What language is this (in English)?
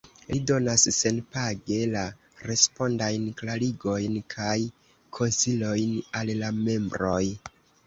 Esperanto